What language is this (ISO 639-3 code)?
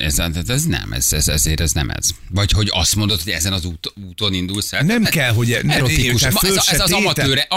hun